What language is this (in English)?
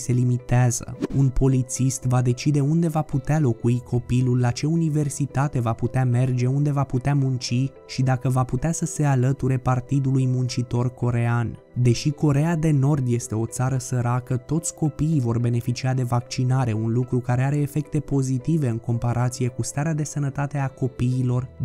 Romanian